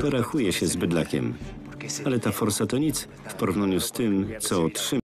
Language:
Polish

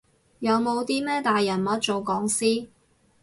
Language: Cantonese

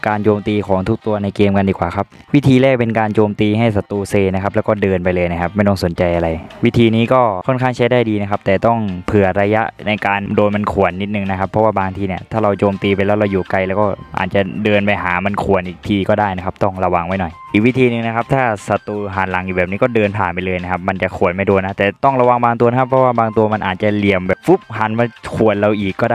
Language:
Thai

